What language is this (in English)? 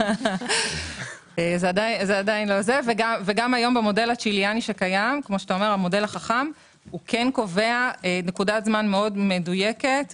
Hebrew